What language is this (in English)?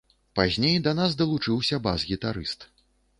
Belarusian